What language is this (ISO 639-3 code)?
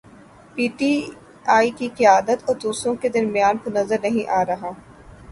urd